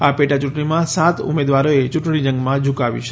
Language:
Gujarati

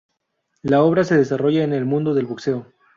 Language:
Spanish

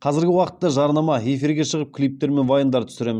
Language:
Kazakh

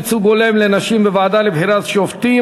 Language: Hebrew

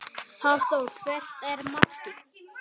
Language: Icelandic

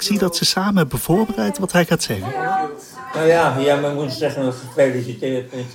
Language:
Dutch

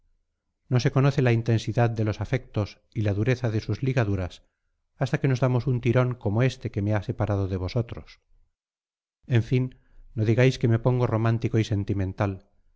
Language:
Spanish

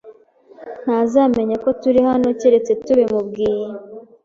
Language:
Kinyarwanda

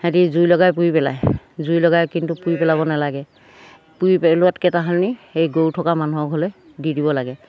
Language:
Assamese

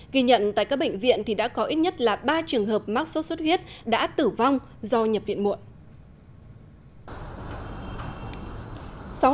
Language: Vietnamese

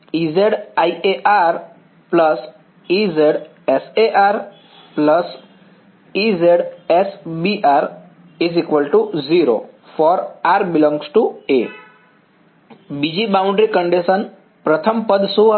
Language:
Gujarati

